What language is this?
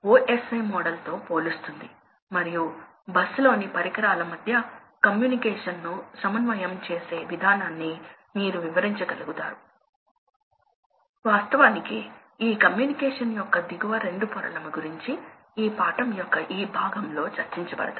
Telugu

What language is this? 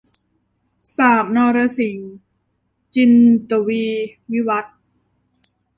Thai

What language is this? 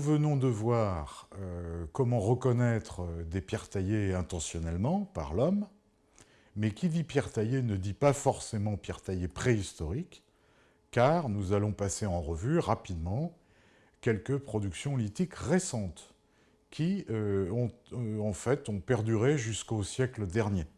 French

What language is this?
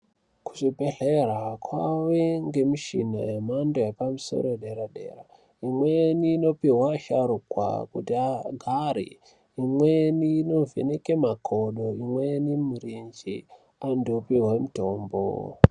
Ndau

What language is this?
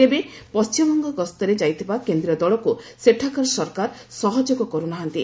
Odia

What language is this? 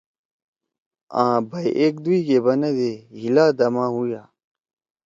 Torwali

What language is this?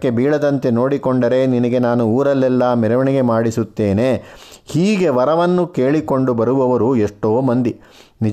Kannada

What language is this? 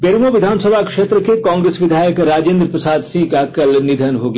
Hindi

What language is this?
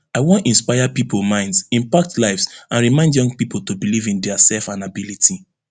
Nigerian Pidgin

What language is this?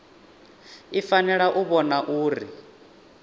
Venda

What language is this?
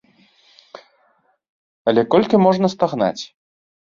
Belarusian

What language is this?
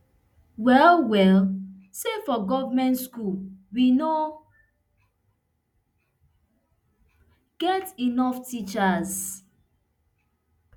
Nigerian Pidgin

